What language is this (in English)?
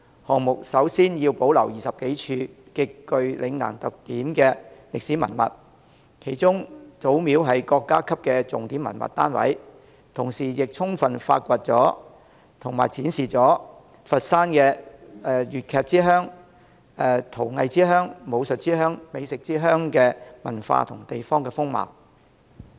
Cantonese